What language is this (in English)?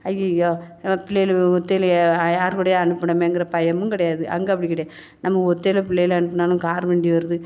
Tamil